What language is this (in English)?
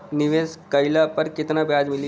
Bhojpuri